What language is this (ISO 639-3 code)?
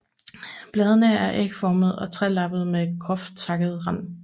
dan